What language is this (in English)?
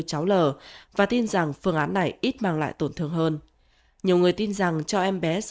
Vietnamese